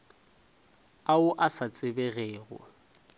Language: Northern Sotho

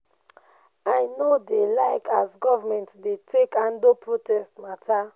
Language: Nigerian Pidgin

